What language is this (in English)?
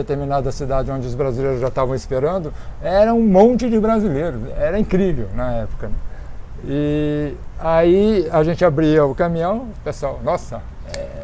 Portuguese